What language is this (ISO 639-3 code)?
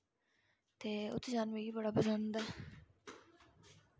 doi